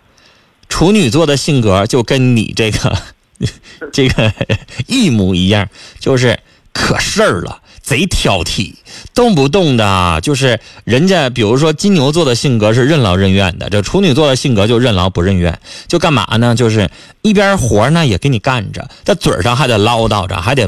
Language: Chinese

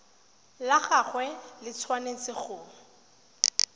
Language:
Tswana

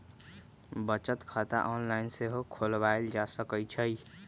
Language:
Magahi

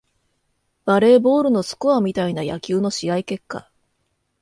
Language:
Japanese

